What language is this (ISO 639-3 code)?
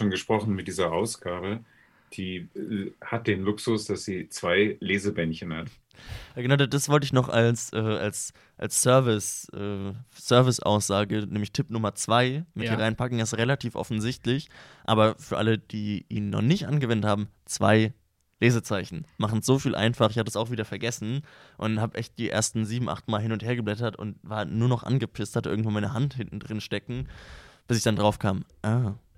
deu